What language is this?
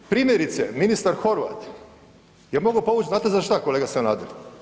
Croatian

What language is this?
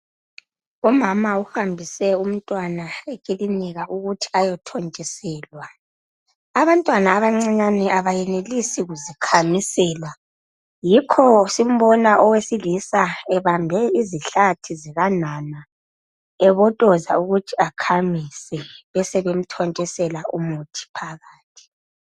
North Ndebele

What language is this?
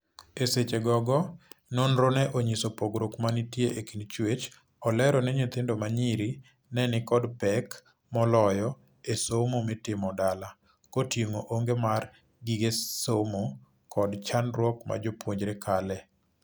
Luo (Kenya and Tanzania)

